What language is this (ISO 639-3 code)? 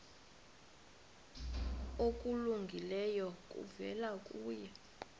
xho